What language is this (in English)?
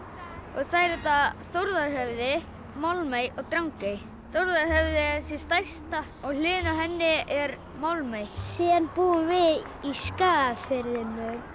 Icelandic